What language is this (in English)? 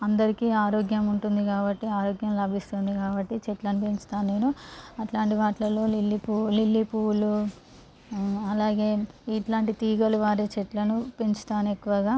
Telugu